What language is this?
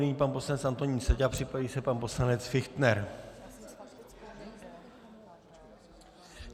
Czech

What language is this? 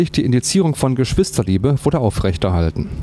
German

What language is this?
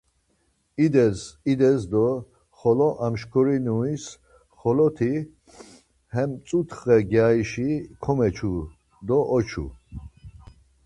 Laz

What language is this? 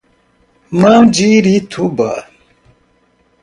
Portuguese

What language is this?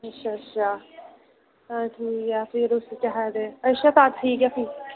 Dogri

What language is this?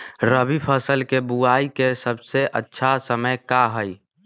Magahi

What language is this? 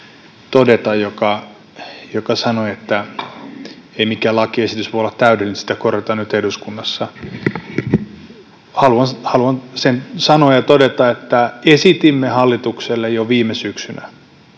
Finnish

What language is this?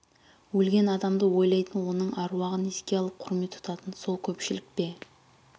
Kazakh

